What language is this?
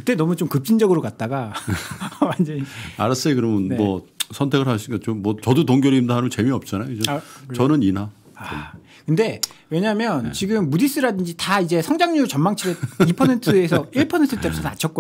Korean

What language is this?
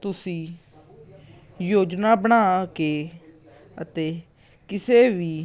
Punjabi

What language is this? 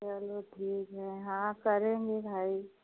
Hindi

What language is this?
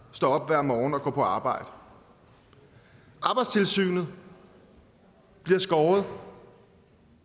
Danish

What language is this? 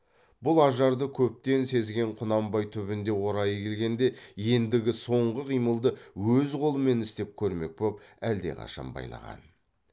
Kazakh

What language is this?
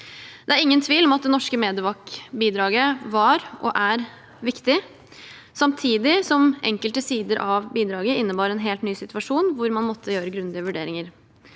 Norwegian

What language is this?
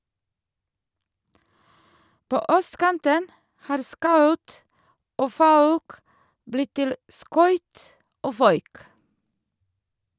Norwegian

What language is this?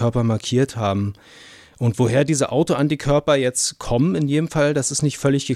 German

